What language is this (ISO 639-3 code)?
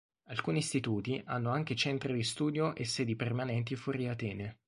ita